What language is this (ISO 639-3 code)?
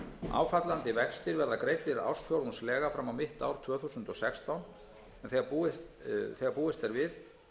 isl